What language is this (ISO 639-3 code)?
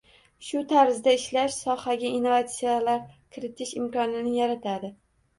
uzb